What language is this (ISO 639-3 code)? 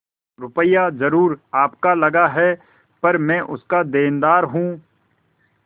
hin